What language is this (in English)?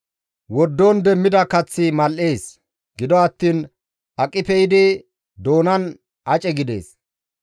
Gamo